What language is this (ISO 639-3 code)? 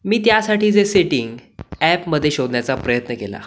mar